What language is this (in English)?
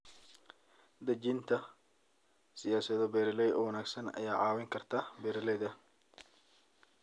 Somali